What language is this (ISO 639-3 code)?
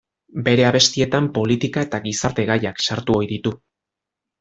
eus